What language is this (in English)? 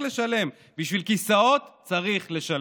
Hebrew